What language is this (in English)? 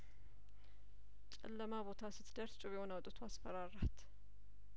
Amharic